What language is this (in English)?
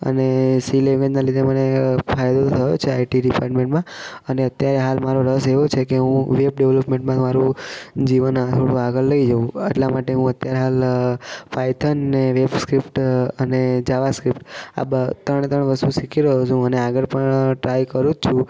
Gujarati